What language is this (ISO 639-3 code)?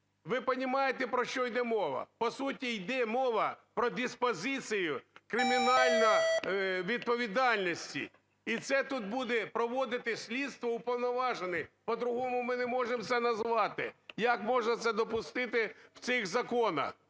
ukr